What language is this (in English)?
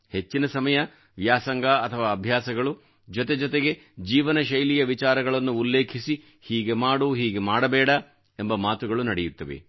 Kannada